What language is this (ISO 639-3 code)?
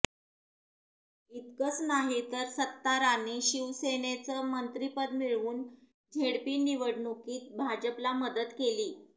mar